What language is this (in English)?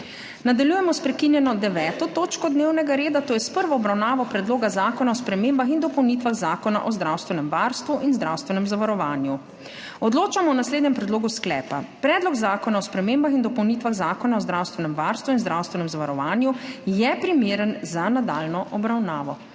Slovenian